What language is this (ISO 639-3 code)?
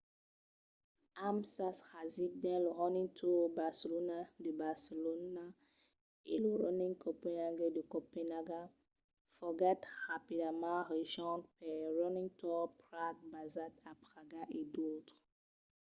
oci